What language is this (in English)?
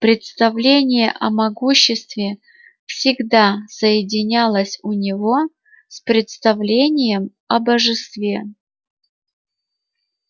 Russian